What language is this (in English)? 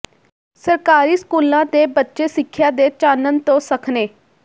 Punjabi